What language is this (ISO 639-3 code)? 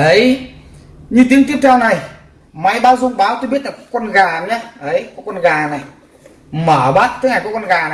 vie